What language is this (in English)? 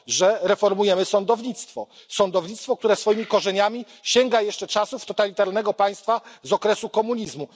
Polish